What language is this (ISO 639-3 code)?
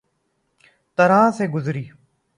urd